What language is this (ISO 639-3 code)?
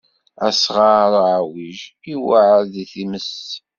kab